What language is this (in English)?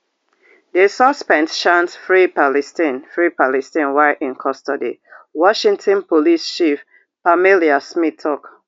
Nigerian Pidgin